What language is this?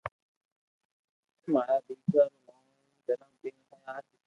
Loarki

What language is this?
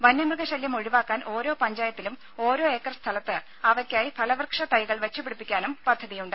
Malayalam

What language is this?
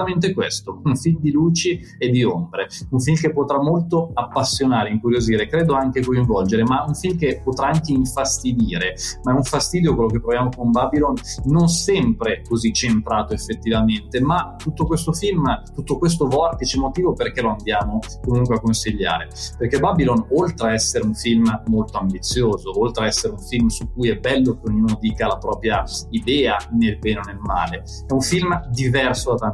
Italian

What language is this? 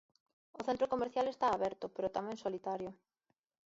Galician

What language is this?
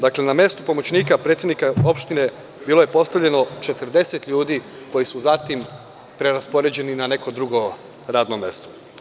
Serbian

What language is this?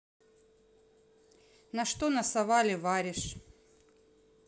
Russian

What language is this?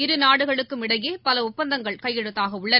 Tamil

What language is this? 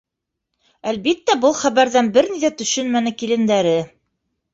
Bashkir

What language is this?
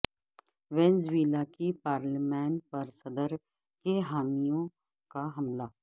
Urdu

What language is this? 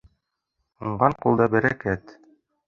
Bashkir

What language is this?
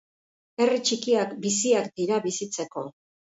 Basque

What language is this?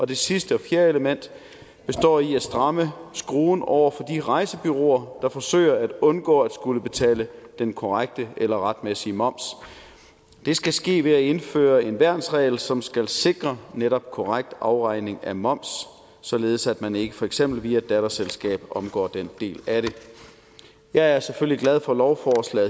Danish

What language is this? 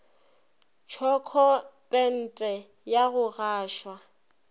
Northern Sotho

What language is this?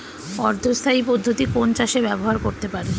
Bangla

